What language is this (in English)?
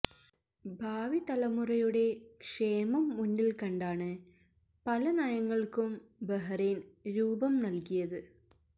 Malayalam